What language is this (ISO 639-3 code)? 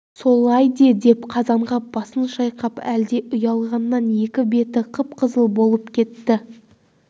kaz